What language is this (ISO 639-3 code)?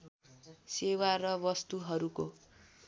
nep